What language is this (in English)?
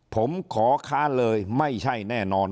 Thai